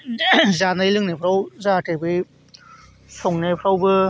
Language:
Bodo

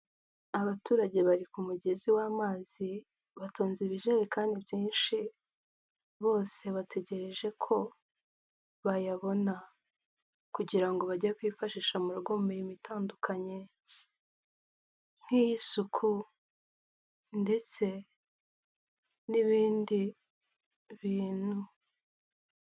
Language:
Kinyarwanda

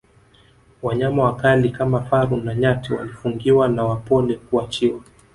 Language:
Swahili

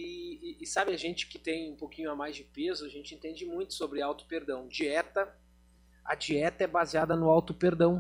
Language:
Portuguese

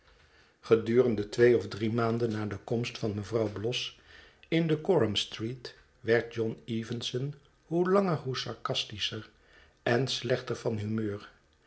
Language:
Dutch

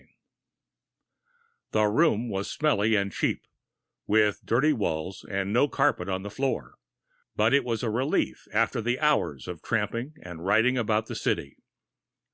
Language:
English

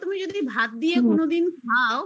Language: Bangla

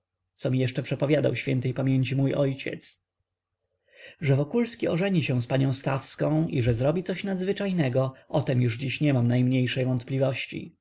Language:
Polish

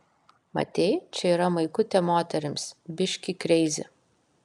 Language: Lithuanian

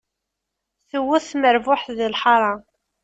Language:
Kabyle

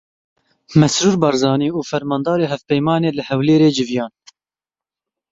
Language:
Kurdish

